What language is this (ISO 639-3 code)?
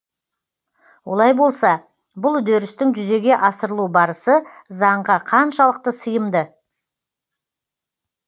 kaz